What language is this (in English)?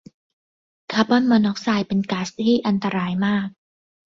Thai